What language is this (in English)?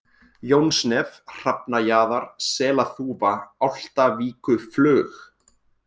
Icelandic